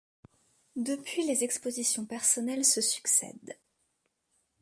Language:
French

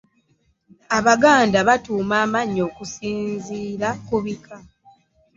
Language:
Ganda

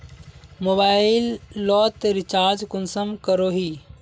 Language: Magahi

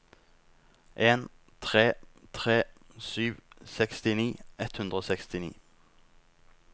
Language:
Norwegian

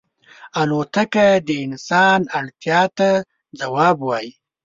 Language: Pashto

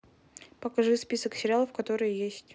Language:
Russian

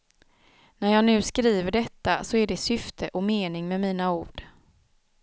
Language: Swedish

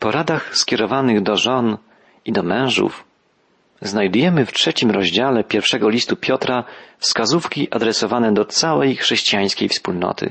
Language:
Polish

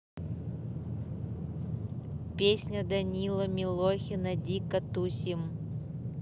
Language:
Russian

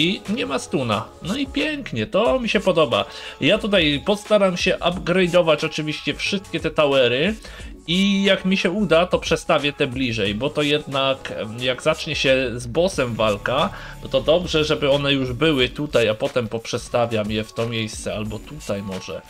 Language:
Polish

